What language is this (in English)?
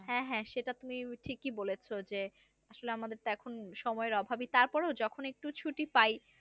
Bangla